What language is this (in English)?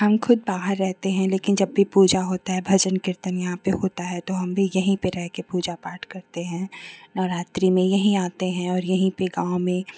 Hindi